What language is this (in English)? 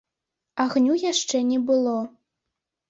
Belarusian